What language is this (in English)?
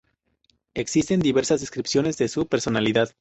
Spanish